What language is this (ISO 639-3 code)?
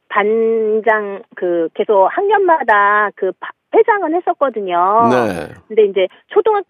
kor